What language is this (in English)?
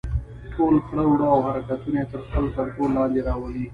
Pashto